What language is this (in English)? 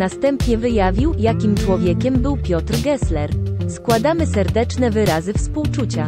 Polish